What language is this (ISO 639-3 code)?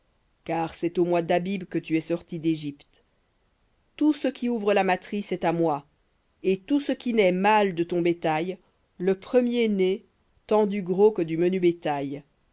fra